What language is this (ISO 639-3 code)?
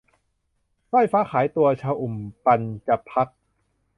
tha